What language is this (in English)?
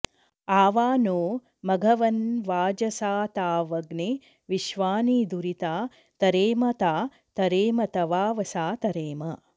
Sanskrit